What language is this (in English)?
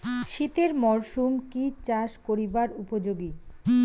Bangla